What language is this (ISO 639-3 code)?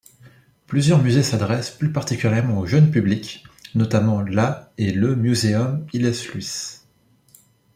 fra